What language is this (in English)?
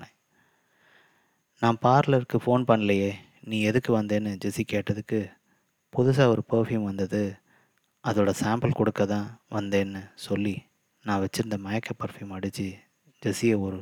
Tamil